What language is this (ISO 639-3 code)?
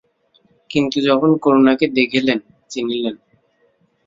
ben